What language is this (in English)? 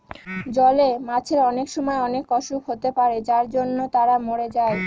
Bangla